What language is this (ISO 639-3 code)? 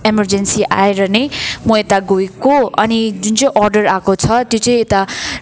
nep